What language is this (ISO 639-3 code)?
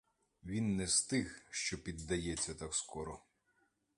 ukr